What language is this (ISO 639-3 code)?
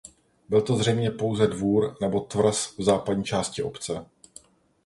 ces